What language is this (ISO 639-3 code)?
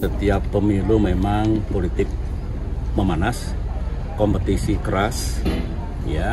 ind